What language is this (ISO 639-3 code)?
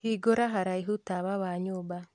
kik